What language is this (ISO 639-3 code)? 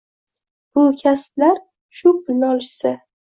uzb